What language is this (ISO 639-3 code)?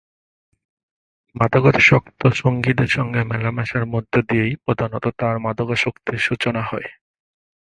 ben